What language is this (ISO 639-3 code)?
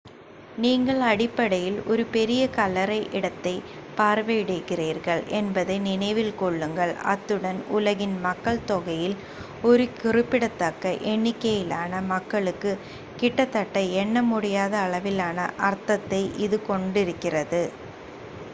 tam